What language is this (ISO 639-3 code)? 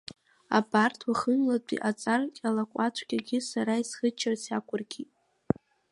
abk